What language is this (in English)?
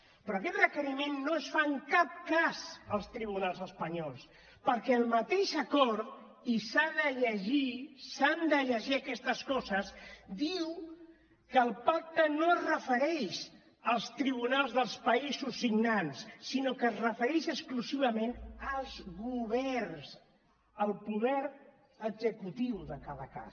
Catalan